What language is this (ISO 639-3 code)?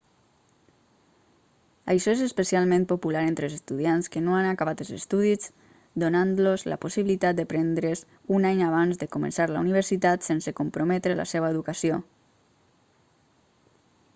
cat